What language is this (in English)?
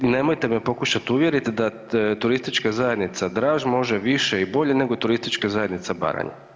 Croatian